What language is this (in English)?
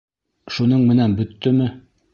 Bashkir